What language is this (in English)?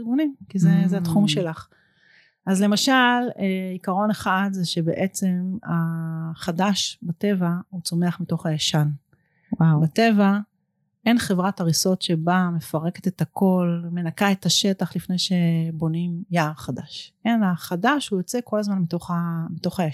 Hebrew